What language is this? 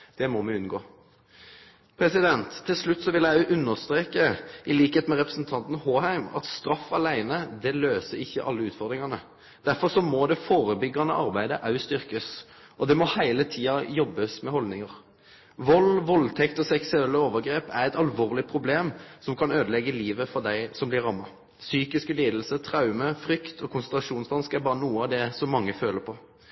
Norwegian Nynorsk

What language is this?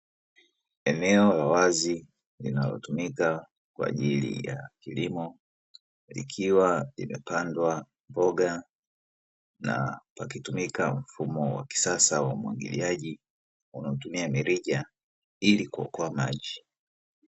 Swahili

